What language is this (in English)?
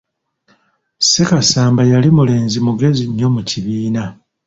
Ganda